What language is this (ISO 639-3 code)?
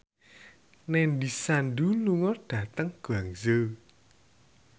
jav